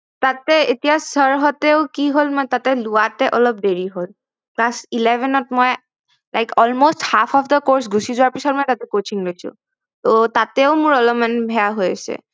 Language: Assamese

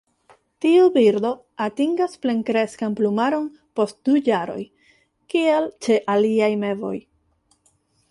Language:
Esperanto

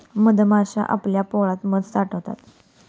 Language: Marathi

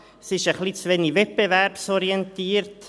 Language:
Swiss German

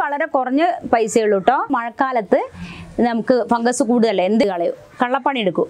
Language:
Malayalam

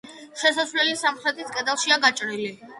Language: Georgian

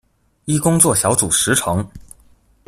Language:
Chinese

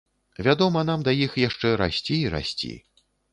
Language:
Belarusian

